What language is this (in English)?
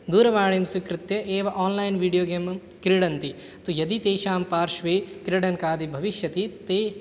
Sanskrit